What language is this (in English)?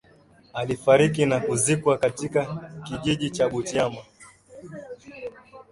Swahili